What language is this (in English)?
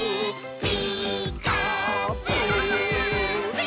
Japanese